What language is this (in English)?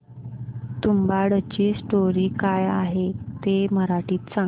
Marathi